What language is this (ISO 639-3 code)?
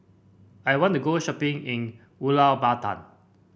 eng